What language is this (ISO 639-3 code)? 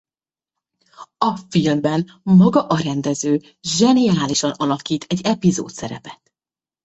hun